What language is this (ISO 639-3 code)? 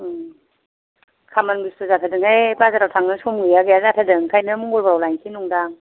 brx